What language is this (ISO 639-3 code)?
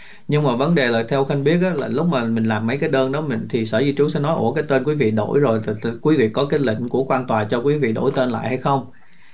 vie